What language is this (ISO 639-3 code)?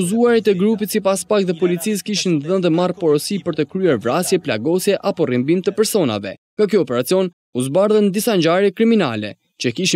ron